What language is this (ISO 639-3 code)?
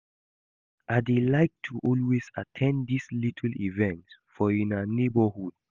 pcm